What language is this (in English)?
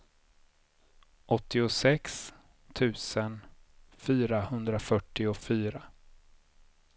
Swedish